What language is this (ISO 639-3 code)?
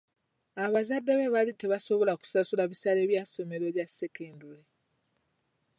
lug